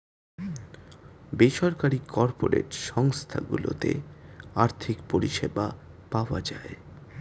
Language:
Bangla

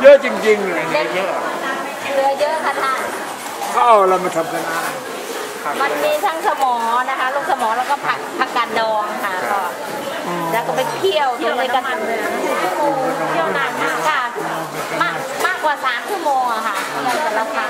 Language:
Thai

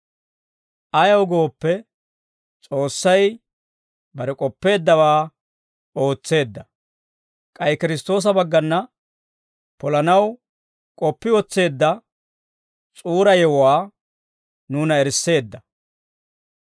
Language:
Dawro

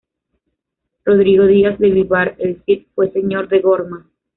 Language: Spanish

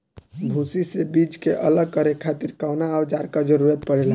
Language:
Bhojpuri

